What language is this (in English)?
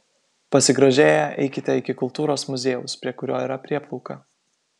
Lithuanian